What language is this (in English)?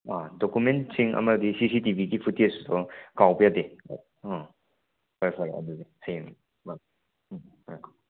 Manipuri